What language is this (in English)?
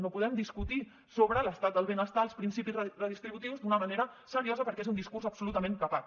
Catalan